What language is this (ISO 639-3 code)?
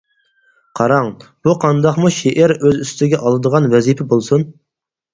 uig